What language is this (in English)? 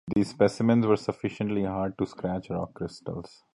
English